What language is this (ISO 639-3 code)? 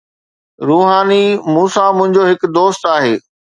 snd